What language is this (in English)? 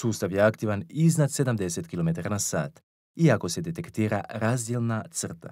Italian